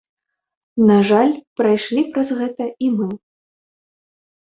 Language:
Belarusian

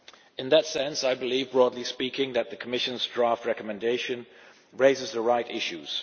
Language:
English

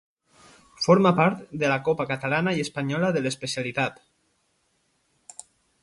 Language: Catalan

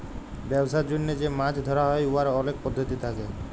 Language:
Bangla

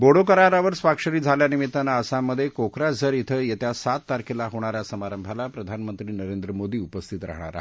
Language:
Marathi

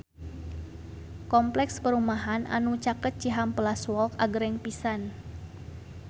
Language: Sundanese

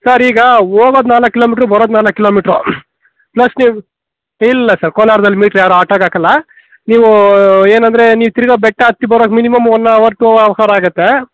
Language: Kannada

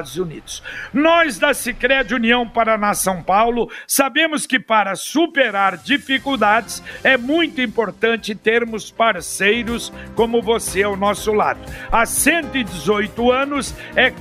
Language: Portuguese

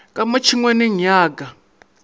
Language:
Northern Sotho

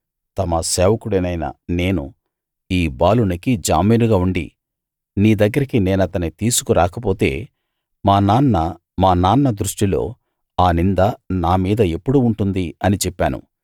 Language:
Telugu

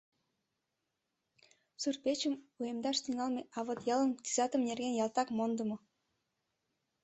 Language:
Mari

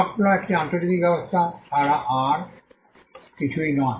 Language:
Bangla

